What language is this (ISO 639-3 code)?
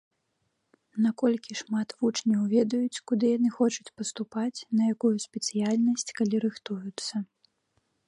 bel